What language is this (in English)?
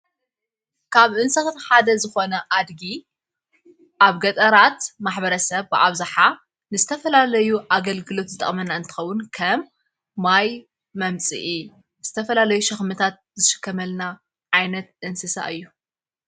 Tigrinya